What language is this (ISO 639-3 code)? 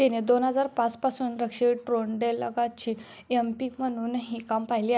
mar